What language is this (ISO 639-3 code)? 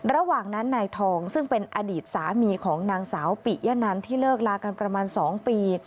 tha